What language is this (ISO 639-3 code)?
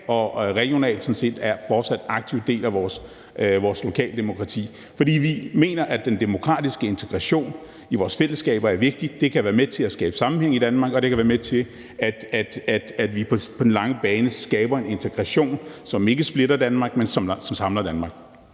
dan